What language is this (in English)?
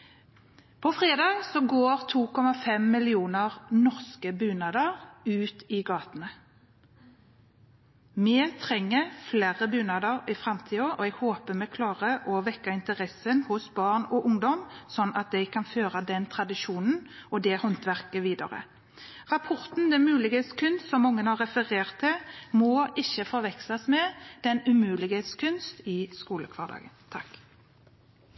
Norwegian Bokmål